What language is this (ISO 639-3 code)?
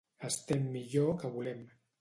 cat